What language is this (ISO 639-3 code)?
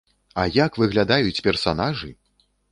bel